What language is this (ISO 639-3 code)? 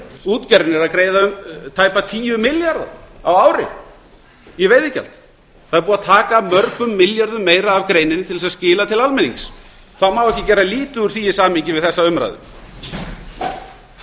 isl